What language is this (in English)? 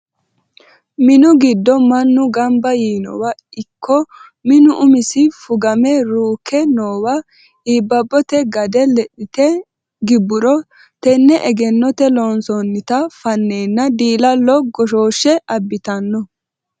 Sidamo